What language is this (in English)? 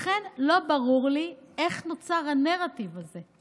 Hebrew